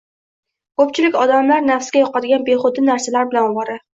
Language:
Uzbek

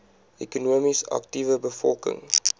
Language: Afrikaans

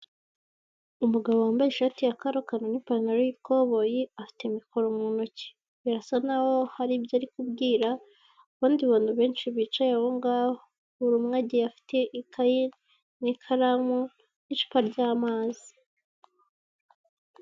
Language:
Kinyarwanda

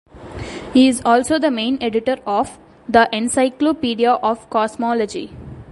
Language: English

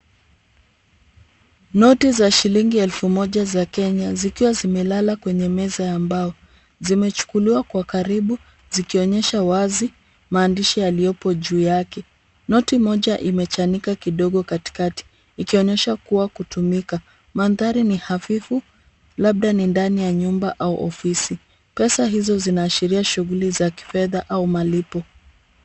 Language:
Swahili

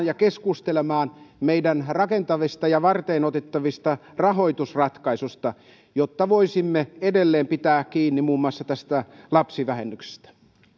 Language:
Finnish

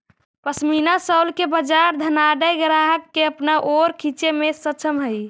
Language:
Magahi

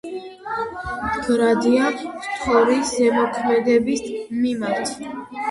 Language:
Georgian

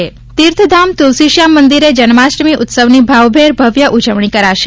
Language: Gujarati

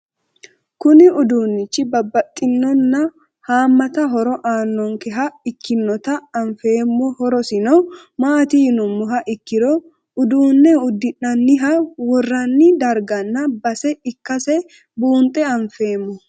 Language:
Sidamo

